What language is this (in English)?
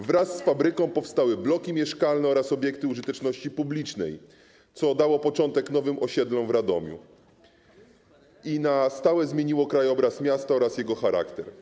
Polish